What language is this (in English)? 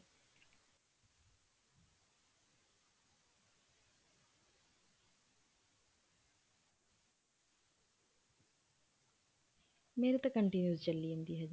Punjabi